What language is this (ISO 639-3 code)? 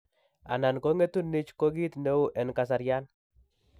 kln